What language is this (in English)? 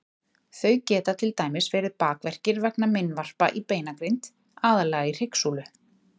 Icelandic